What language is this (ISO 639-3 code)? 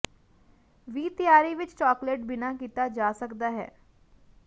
pan